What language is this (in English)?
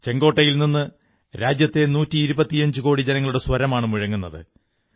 Malayalam